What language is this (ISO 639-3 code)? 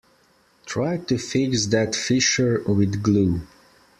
eng